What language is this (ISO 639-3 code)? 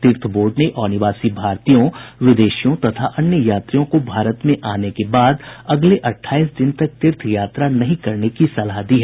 hin